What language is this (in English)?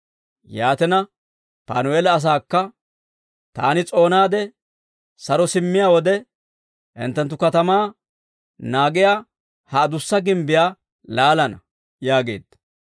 Dawro